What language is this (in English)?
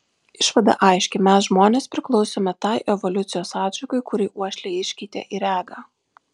Lithuanian